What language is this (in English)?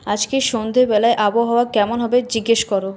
Bangla